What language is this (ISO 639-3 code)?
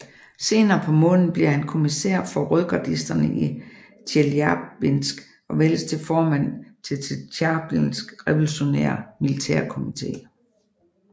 dan